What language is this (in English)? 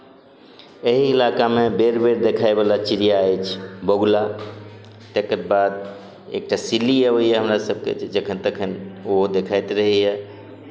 Maithili